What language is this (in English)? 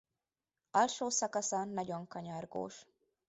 Hungarian